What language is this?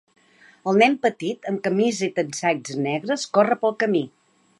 Catalan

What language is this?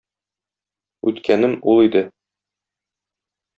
Tatar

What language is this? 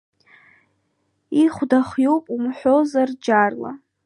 Abkhazian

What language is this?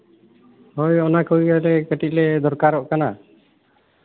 Santali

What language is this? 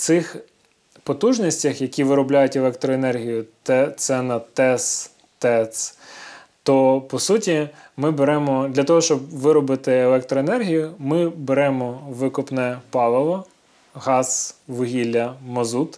Ukrainian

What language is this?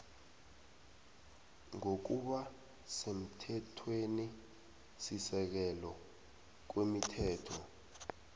South Ndebele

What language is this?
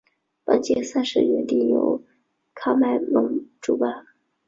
Chinese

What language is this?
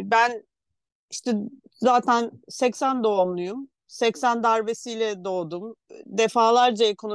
Turkish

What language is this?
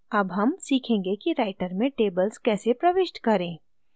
Hindi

